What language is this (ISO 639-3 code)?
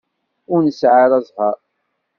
kab